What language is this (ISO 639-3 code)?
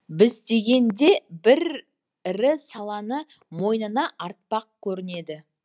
kaz